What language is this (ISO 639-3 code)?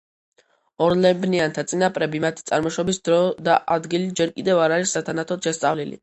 kat